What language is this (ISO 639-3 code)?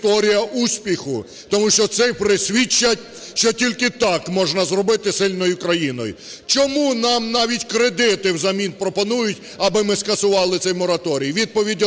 ukr